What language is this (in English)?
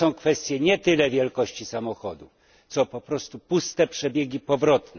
Polish